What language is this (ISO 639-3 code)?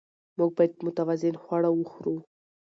pus